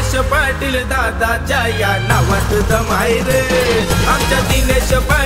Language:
Arabic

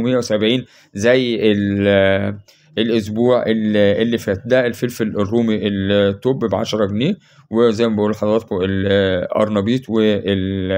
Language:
Arabic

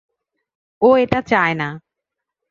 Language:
Bangla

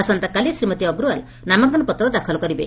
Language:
Odia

